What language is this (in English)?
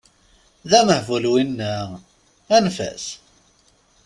Kabyle